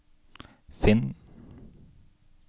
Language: Norwegian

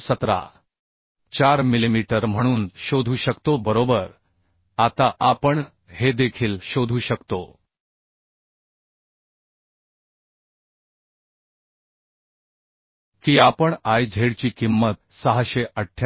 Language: Marathi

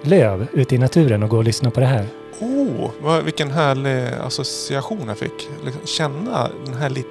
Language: Swedish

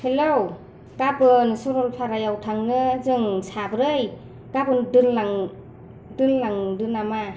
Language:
Bodo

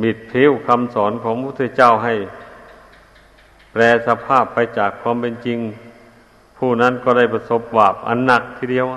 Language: Thai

